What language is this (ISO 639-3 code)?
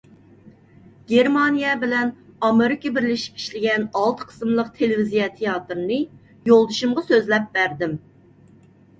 uig